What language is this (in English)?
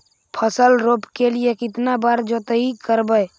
Magahi